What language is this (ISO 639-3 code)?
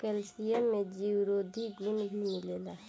bho